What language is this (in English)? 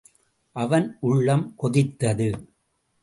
Tamil